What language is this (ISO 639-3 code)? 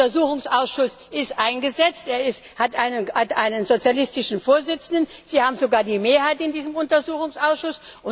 deu